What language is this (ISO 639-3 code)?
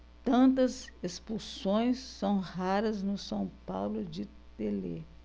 por